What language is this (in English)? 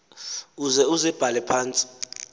Xhosa